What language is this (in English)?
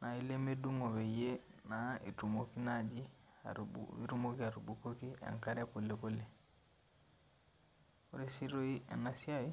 Masai